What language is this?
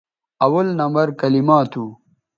Bateri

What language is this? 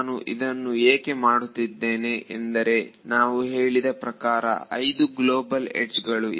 Kannada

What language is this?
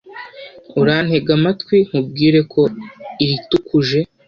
Kinyarwanda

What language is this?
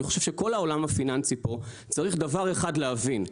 Hebrew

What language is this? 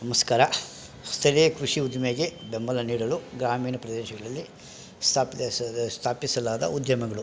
Kannada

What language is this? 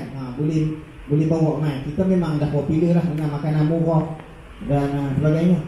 Malay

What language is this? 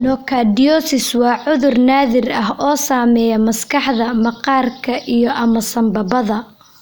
Somali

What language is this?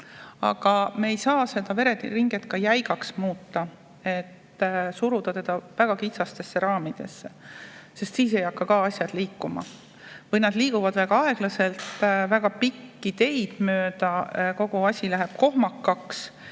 Estonian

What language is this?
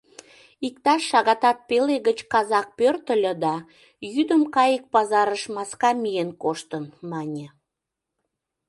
Mari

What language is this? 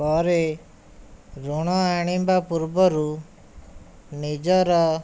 Odia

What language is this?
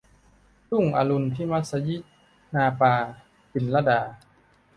Thai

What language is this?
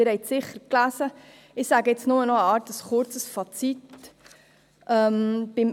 Swiss German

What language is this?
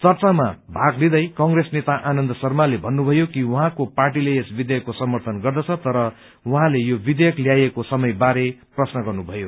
Nepali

